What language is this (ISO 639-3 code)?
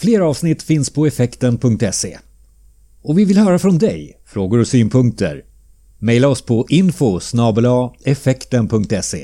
swe